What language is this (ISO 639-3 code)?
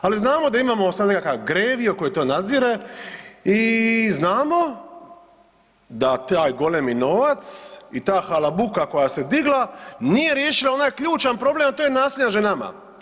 hrv